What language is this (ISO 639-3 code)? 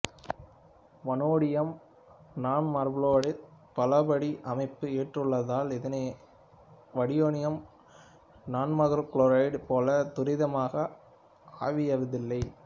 tam